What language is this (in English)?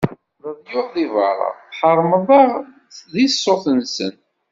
Kabyle